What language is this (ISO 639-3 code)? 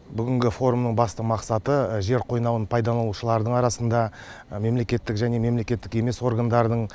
kaz